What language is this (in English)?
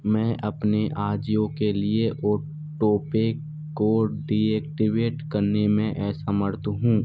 Hindi